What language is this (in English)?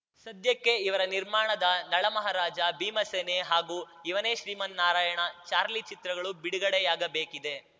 Kannada